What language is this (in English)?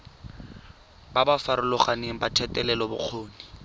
Tswana